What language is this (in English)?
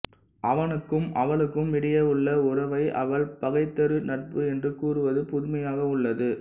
Tamil